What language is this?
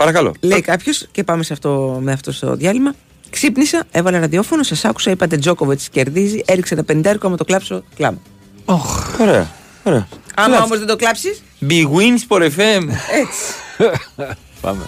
Greek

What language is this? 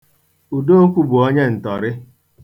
Igbo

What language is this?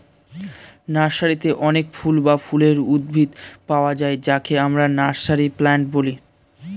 Bangla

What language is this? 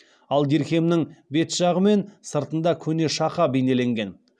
Kazakh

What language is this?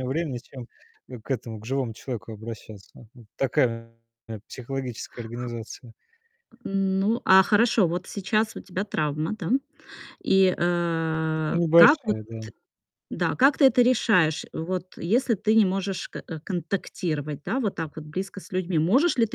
Russian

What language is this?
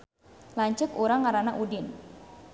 Sundanese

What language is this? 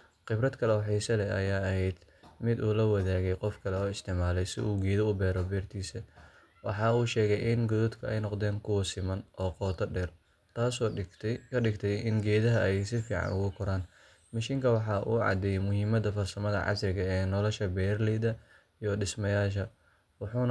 Somali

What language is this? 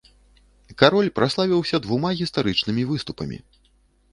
Belarusian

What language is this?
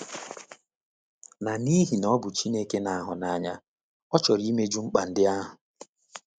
Igbo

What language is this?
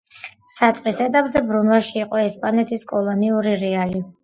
Georgian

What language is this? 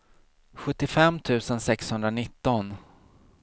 Swedish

